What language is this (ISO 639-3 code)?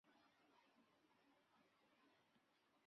zho